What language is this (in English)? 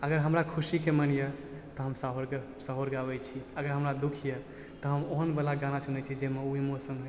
Maithili